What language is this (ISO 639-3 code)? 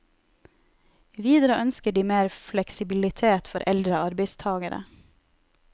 nor